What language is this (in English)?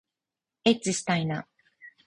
Japanese